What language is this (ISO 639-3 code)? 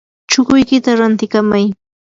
qur